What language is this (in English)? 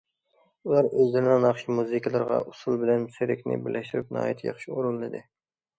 Uyghur